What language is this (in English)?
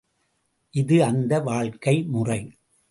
Tamil